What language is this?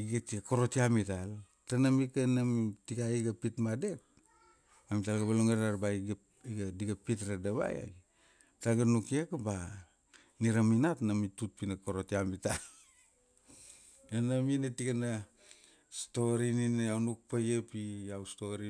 Kuanua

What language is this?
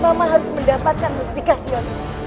Indonesian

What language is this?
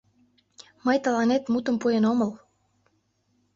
Mari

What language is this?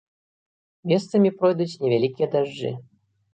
Belarusian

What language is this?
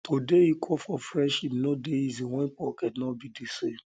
Nigerian Pidgin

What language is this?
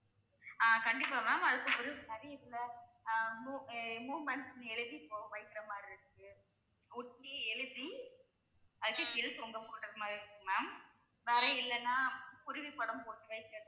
Tamil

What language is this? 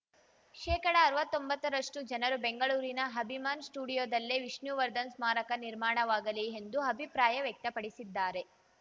Kannada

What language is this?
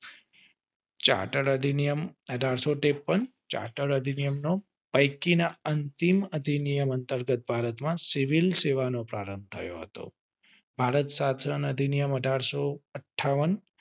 Gujarati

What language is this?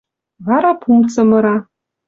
Western Mari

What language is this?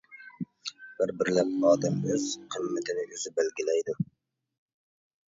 Uyghur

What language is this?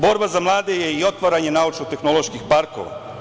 Serbian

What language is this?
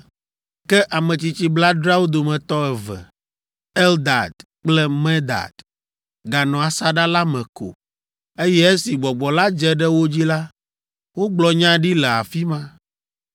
Ewe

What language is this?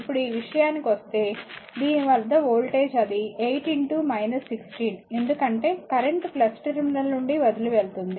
Telugu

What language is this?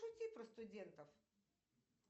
Russian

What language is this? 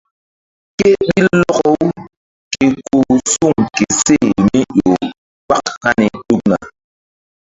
Mbum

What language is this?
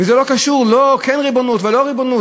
Hebrew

